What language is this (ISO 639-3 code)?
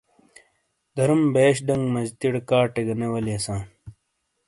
scl